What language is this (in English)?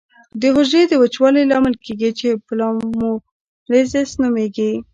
Pashto